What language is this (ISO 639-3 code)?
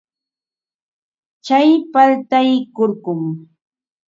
qva